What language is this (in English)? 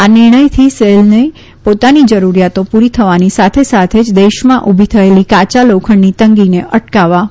Gujarati